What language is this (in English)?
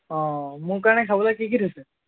Assamese